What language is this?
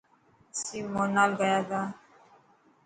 Dhatki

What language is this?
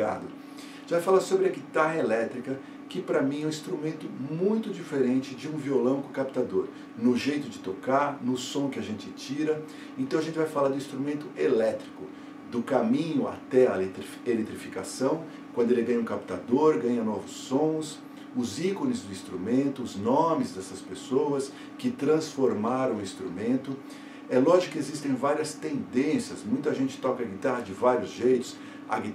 Portuguese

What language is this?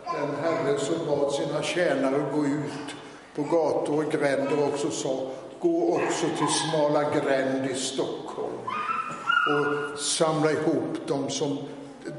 Swedish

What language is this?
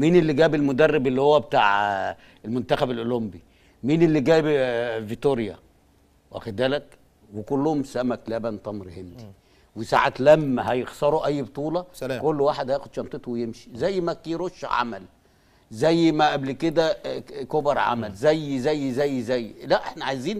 Arabic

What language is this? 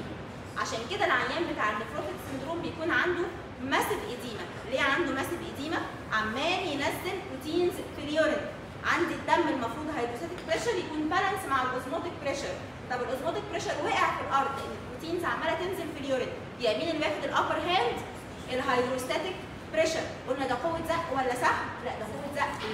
Arabic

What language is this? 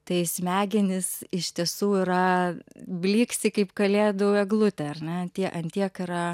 Lithuanian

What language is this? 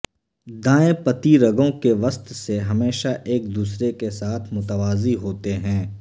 Urdu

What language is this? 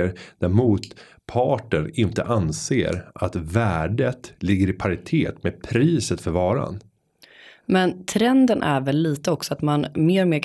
Swedish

